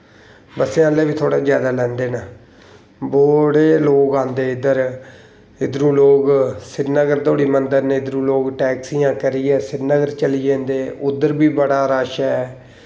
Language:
Dogri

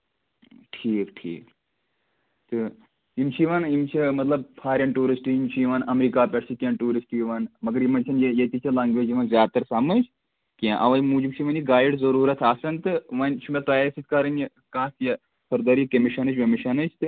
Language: Kashmiri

